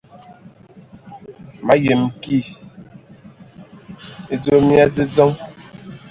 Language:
Ewondo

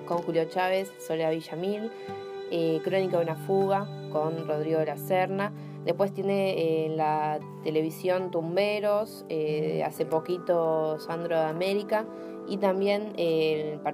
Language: Spanish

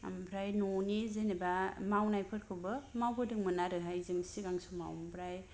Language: Bodo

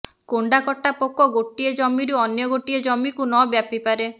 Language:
Odia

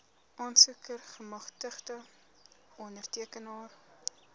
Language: Afrikaans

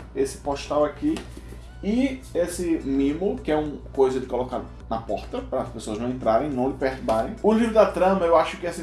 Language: Portuguese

